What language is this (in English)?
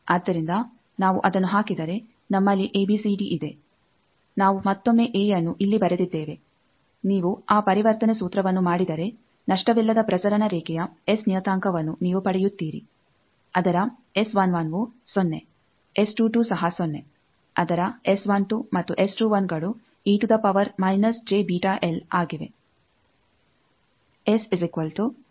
Kannada